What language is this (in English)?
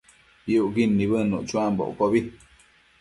Matsés